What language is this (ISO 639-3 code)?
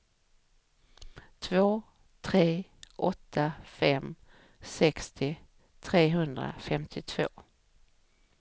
swe